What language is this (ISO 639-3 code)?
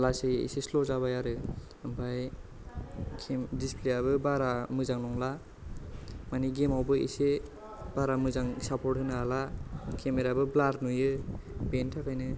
brx